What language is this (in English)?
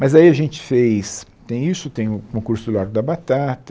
Portuguese